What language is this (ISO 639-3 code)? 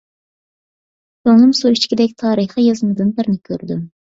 uig